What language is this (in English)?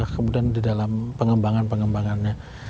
Indonesian